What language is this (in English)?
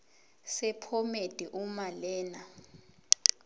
Zulu